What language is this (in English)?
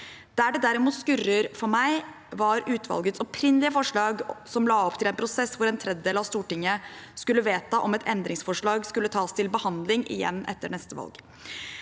Norwegian